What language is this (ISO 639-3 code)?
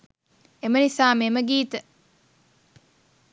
sin